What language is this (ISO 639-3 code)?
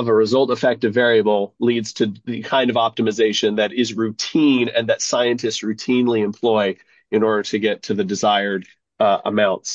eng